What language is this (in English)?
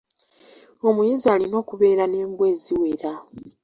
Ganda